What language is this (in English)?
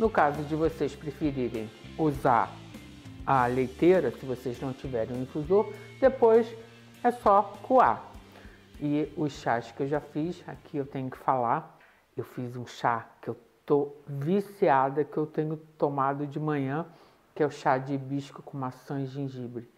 Portuguese